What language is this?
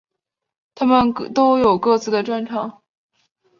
Chinese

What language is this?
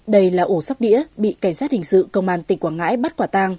Vietnamese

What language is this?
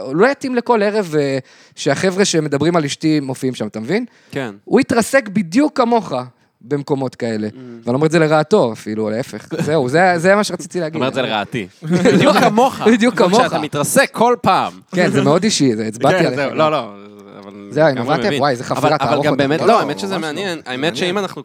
Hebrew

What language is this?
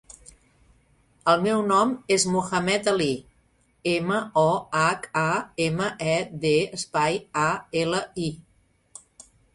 Catalan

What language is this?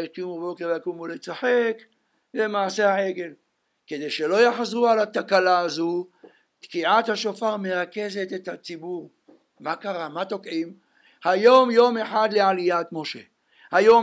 Hebrew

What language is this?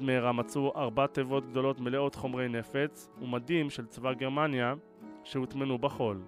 Hebrew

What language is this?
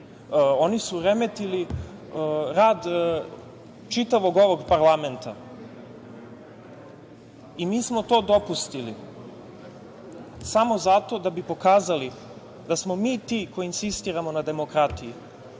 Serbian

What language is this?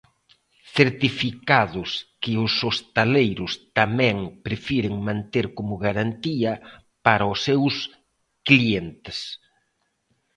Galician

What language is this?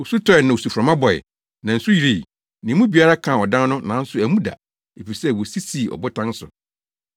Akan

